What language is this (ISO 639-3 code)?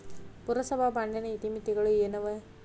kan